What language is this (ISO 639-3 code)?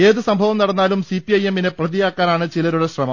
mal